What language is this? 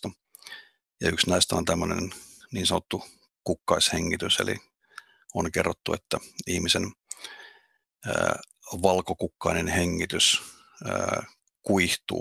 Finnish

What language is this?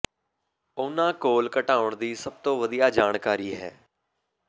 Punjabi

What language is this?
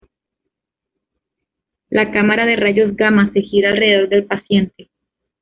Spanish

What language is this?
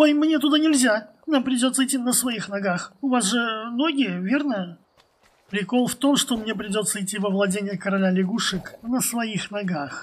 Russian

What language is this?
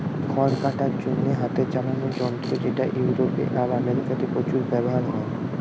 Bangla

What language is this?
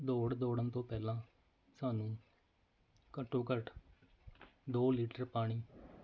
Punjabi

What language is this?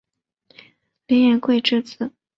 Chinese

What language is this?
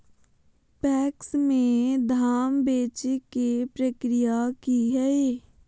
Magahi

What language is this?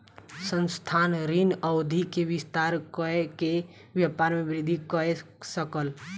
Maithili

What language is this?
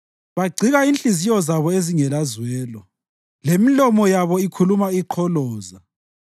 North Ndebele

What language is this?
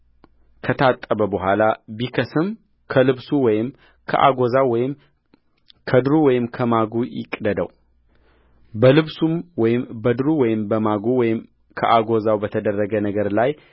Amharic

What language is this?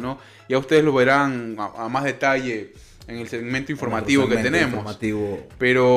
Spanish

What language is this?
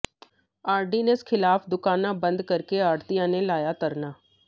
Punjabi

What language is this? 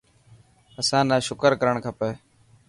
Dhatki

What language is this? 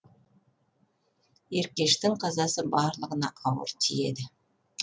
Kazakh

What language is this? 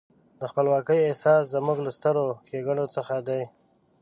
Pashto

